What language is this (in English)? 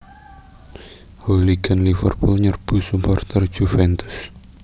Javanese